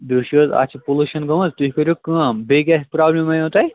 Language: Kashmiri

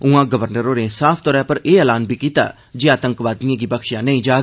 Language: Dogri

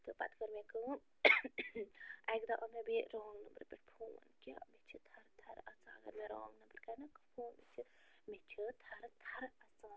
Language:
Kashmiri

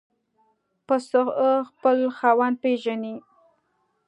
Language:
Pashto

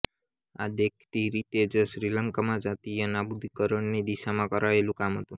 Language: Gujarati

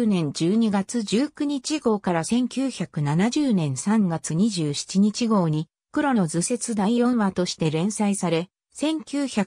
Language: Japanese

